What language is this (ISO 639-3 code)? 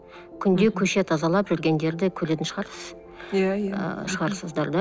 kaz